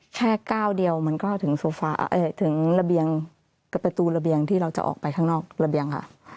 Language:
Thai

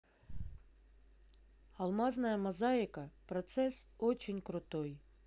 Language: Russian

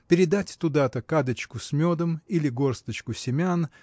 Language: Russian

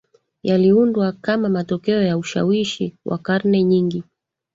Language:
Swahili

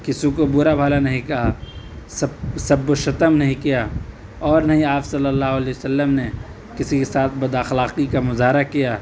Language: Urdu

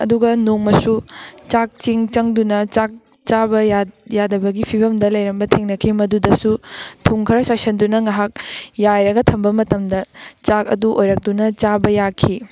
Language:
Manipuri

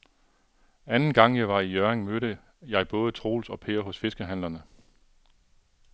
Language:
Danish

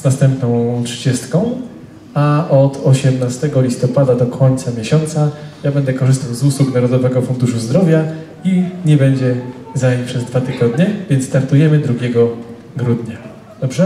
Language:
Polish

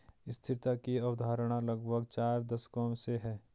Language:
Hindi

